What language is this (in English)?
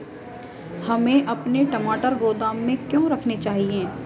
Hindi